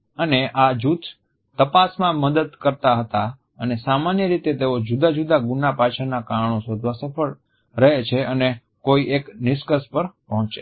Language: Gujarati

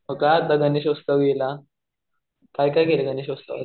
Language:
Marathi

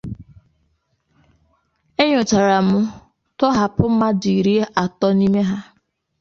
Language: Igbo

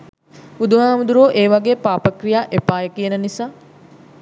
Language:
Sinhala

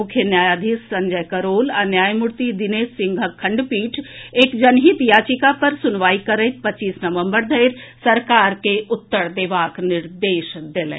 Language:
Maithili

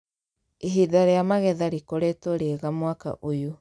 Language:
Kikuyu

